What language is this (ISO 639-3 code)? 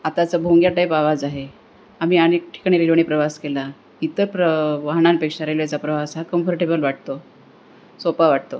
mar